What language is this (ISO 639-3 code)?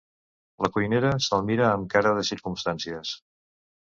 cat